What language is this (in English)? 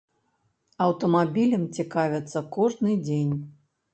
Belarusian